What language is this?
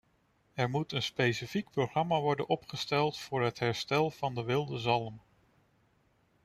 Dutch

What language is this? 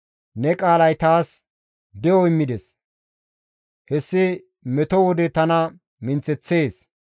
Gamo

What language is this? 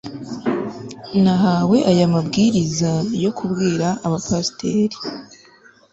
Kinyarwanda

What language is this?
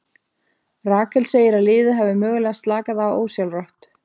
Icelandic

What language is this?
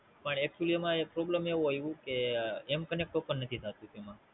Gujarati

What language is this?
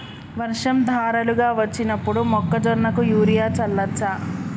Telugu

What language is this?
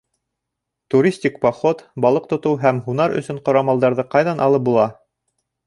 Bashkir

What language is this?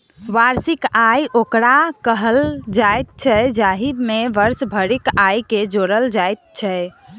Maithili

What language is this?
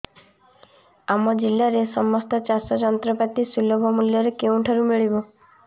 Odia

